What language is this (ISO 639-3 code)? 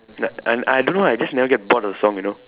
eng